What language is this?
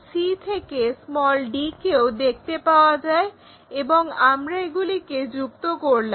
Bangla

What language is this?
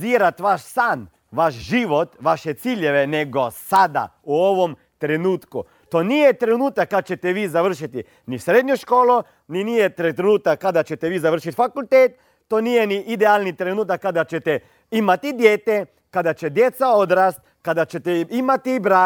Croatian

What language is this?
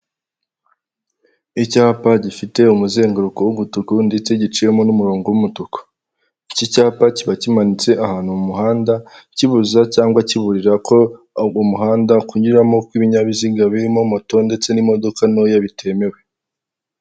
Kinyarwanda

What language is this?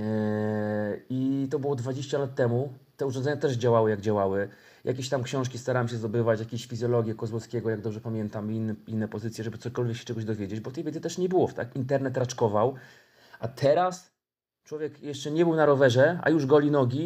Polish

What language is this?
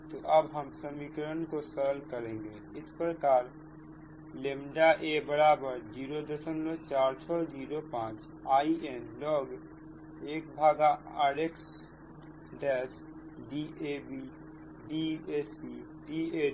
Hindi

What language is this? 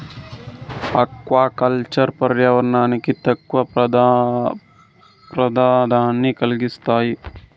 Telugu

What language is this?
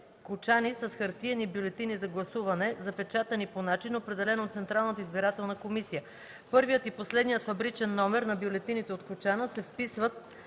Bulgarian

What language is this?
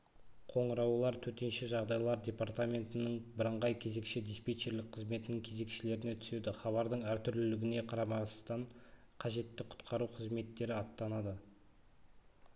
Kazakh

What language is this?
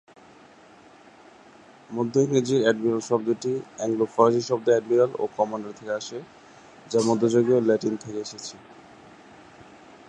Bangla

